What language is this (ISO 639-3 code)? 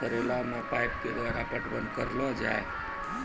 mai